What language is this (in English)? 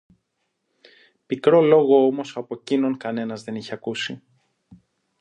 Greek